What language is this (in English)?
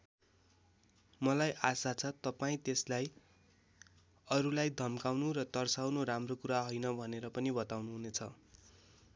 Nepali